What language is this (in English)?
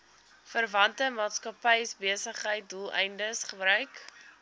Afrikaans